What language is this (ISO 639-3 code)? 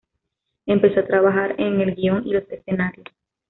spa